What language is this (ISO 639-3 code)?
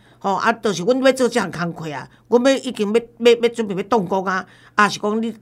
zho